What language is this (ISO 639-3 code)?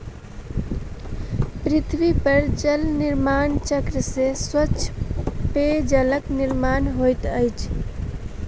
mai